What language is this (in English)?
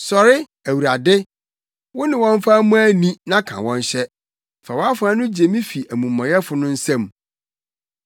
Akan